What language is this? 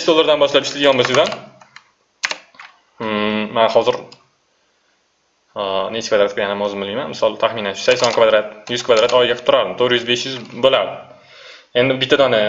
Turkish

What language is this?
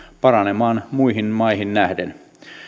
Finnish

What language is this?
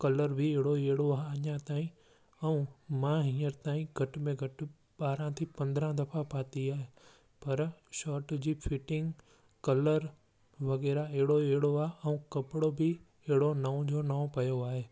Sindhi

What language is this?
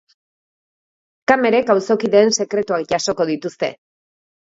Basque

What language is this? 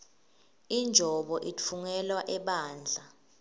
Swati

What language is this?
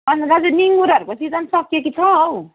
Nepali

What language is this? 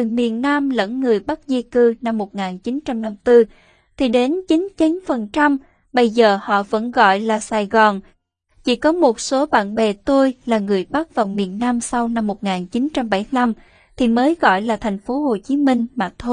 Vietnamese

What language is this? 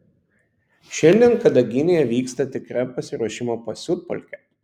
Lithuanian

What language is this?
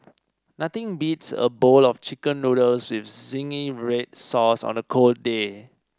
English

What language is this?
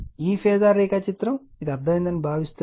Telugu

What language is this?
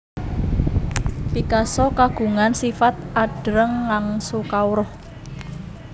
Javanese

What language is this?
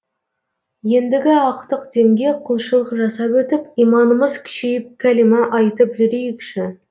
Kazakh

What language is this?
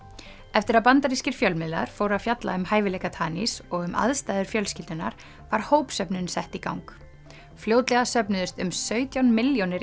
Icelandic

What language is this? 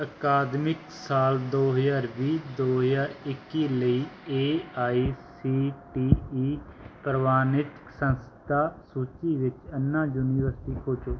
Punjabi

